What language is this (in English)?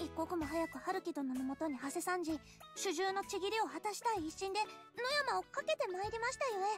Japanese